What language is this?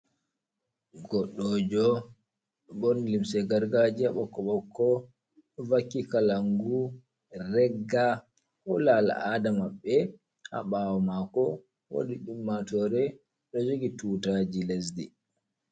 Fula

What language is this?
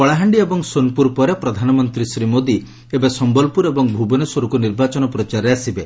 Odia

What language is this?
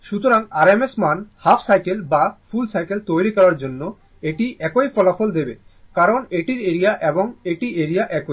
Bangla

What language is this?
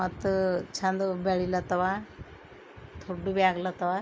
Kannada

